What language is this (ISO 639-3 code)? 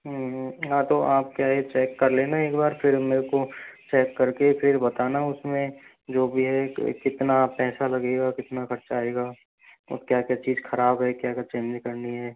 hin